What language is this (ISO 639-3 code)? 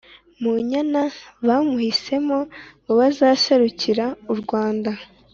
kin